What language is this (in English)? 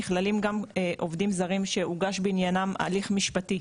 Hebrew